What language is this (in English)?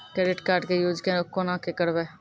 Maithili